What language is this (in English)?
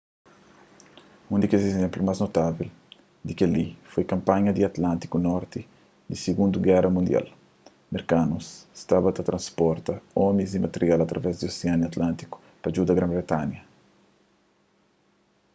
Kabuverdianu